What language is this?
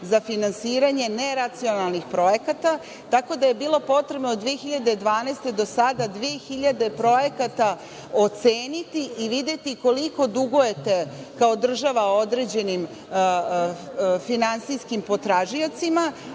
Serbian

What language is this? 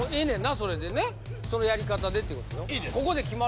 Japanese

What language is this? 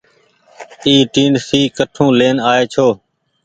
Goaria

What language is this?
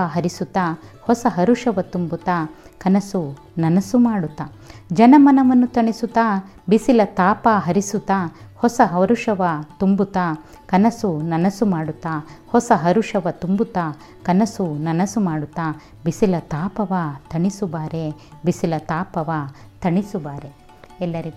Kannada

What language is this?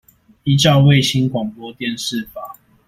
Chinese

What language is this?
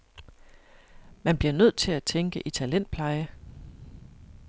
Danish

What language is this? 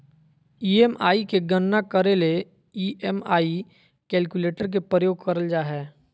Magahi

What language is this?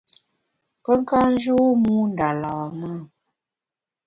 Bamun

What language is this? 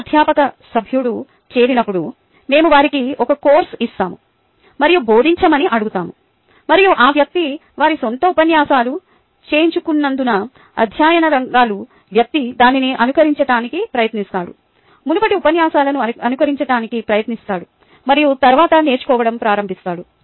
Telugu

